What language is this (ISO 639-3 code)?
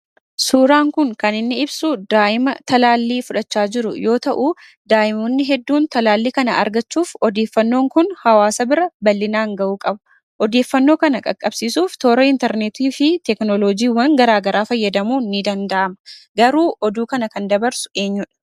orm